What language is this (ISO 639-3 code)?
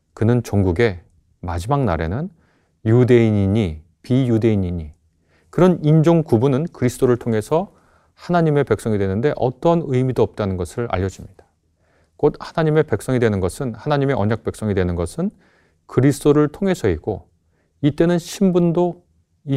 kor